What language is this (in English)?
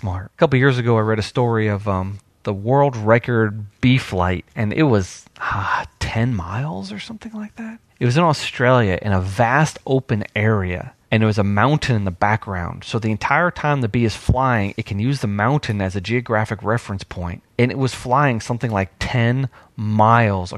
English